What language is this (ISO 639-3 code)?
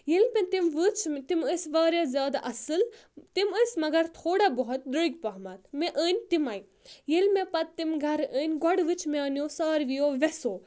kas